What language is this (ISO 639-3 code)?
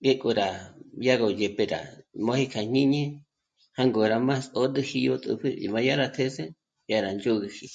mmc